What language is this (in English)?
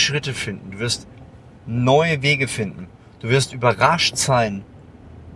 German